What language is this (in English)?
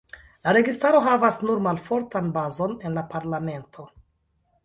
Esperanto